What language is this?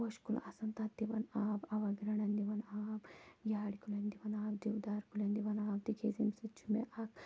Kashmiri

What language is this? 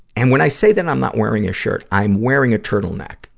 English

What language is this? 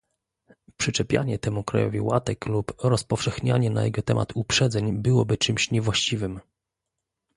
Polish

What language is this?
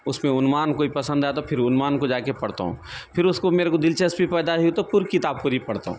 Urdu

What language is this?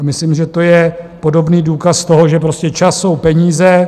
Czech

